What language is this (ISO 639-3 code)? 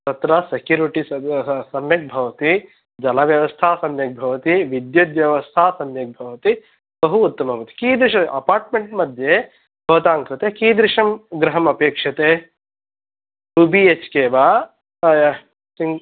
san